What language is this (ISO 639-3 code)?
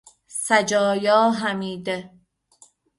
fas